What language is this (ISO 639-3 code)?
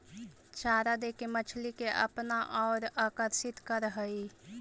mag